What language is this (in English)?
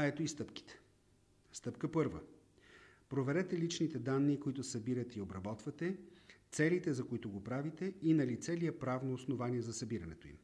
Bulgarian